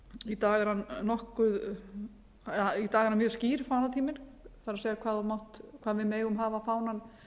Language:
Icelandic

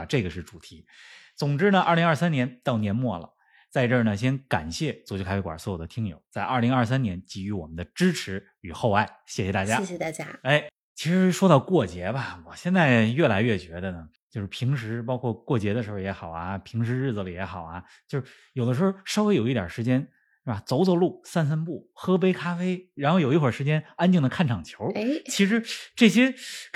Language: Chinese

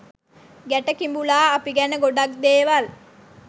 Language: Sinhala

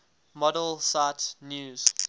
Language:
English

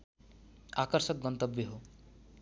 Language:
Nepali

